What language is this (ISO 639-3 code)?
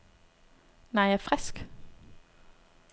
dan